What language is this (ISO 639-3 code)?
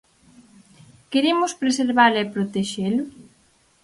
glg